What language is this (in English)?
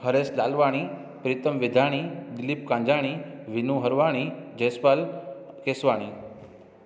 Sindhi